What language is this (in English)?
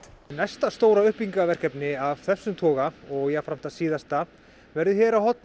Icelandic